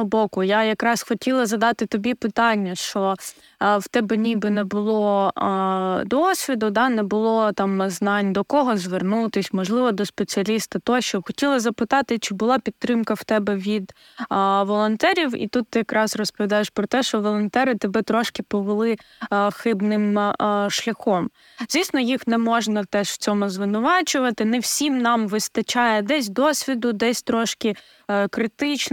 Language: Ukrainian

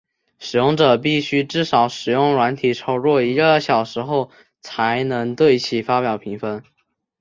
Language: Chinese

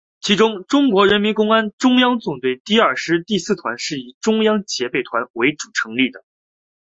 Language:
Chinese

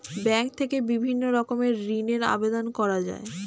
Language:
Bangla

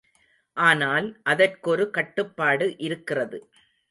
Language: Tamil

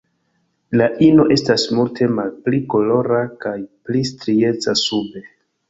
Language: Esperanto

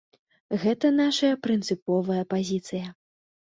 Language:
Belarusian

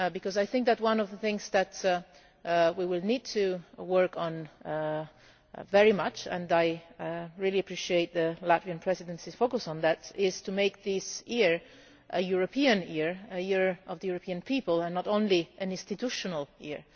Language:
English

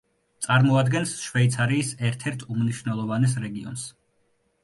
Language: Georgian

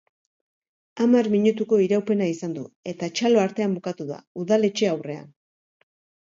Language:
Basque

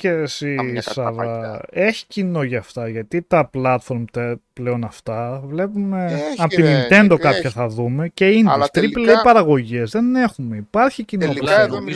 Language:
Greek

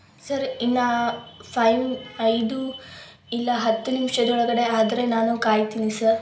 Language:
Kannada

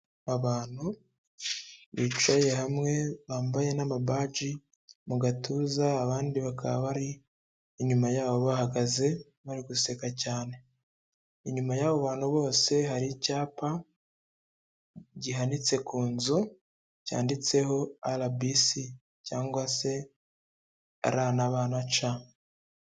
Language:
Kinyarwanda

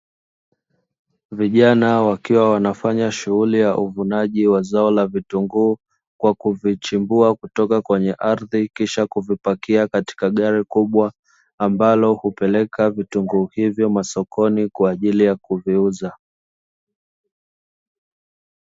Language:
Swahili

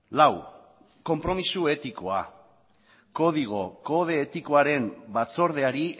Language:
Basque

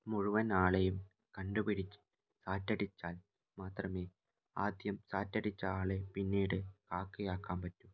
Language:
Malayalam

